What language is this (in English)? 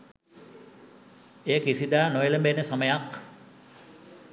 Sinhala